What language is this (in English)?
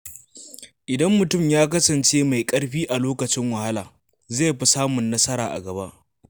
Hausa